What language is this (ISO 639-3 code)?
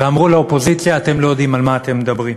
heb